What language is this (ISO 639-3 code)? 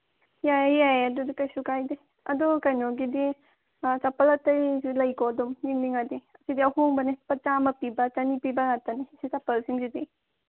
mni